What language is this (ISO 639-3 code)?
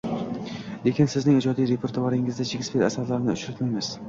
uzb